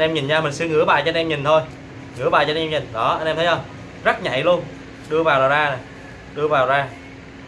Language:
Vietnamese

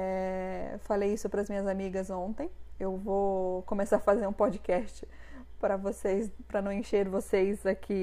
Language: Portuguese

